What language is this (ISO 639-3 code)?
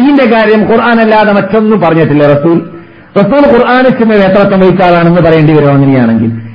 mal